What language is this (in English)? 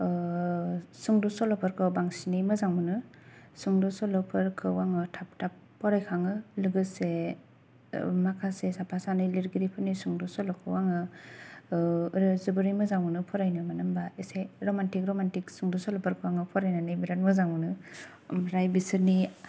Bodo